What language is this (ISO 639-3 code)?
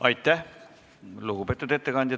est